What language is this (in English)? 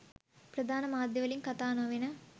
Sinhala